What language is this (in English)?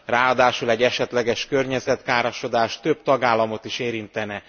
Hungarian